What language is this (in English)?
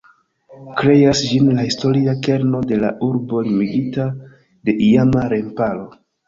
Esperanto